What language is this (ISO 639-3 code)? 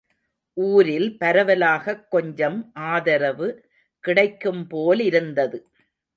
tam